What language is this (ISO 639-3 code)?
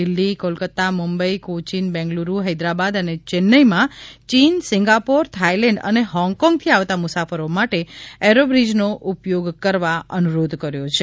guj